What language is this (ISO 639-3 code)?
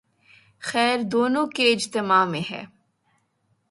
urd